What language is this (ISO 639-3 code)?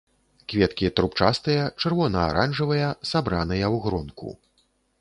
bel